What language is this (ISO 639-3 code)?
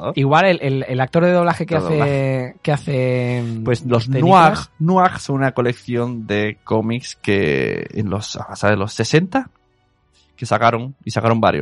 spa